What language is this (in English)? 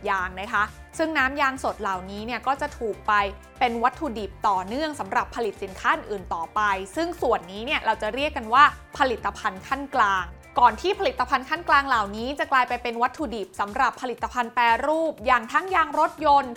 Thai